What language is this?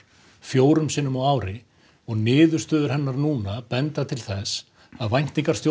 Icelandic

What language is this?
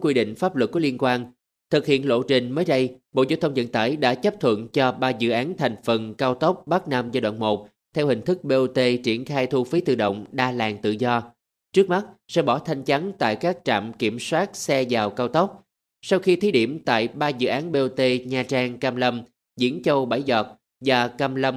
Vietnamese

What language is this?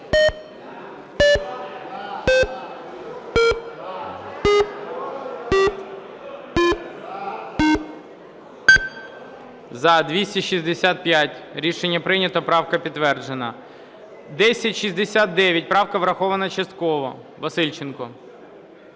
Ukrainian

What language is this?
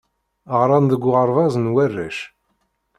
Kabyle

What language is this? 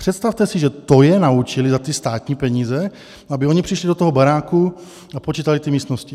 Czech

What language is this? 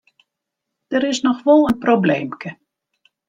Western Frisian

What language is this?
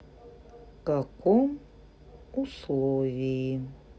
Russian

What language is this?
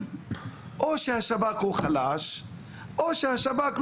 Hebrew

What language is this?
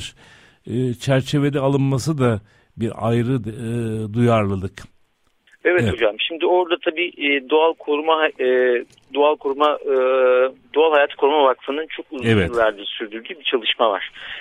Turkish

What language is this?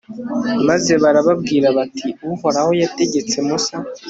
Kinyarwanda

